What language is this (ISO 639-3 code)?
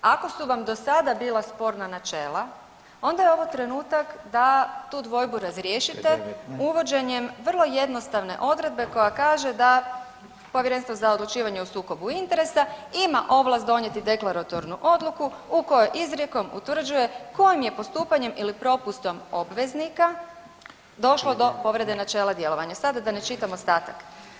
hrv